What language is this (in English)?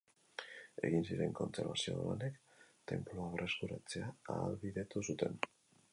Basque